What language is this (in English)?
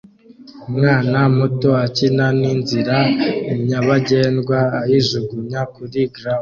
Kinyarwanda